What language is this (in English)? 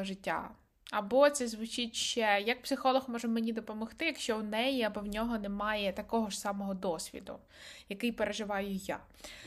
Ukrainian